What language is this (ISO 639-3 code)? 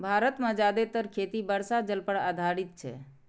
mai